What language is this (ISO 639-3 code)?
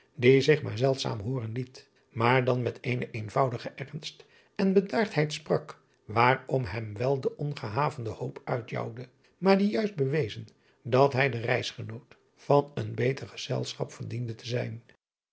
nld